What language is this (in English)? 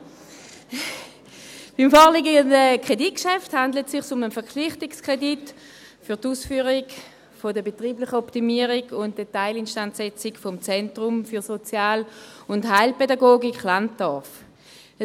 Swiss German